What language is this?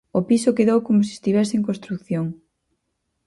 Galician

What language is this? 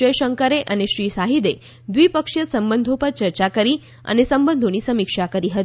Gujarati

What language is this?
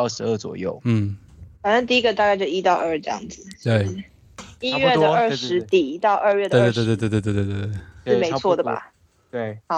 Chinese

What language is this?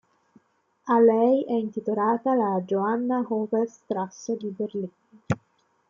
Italian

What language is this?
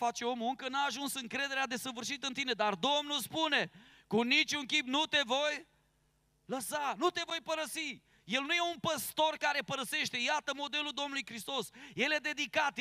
Romanian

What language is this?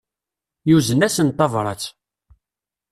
Kabyle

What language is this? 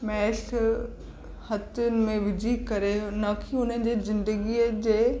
Sindhi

